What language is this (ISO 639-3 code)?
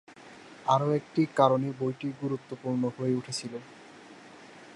ben